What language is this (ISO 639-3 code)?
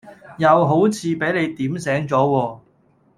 yue